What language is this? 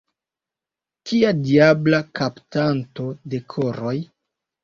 Esperanto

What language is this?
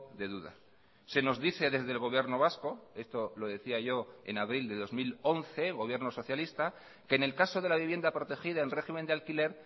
Spanish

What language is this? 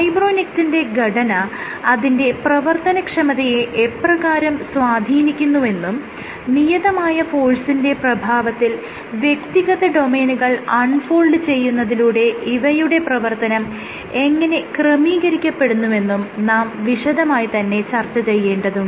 Malayalam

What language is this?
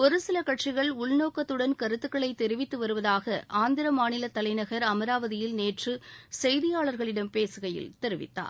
Tamil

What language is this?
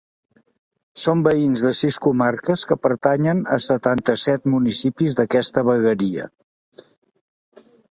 Catalan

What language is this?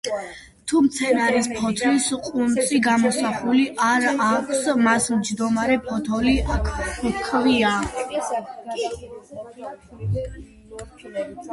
Georgian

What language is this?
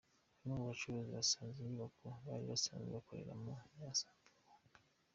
Kinyarwanda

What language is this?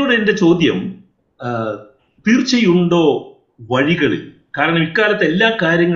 Malayalam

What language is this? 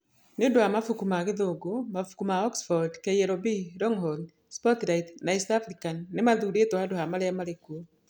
Kikuyu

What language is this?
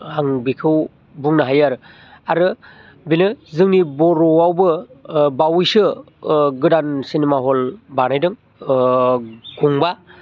Bodo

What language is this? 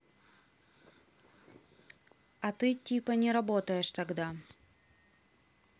Russian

